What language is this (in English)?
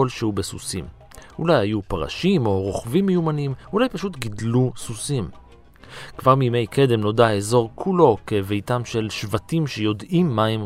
Hebrew